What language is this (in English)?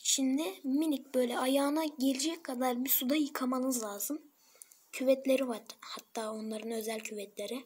Turkish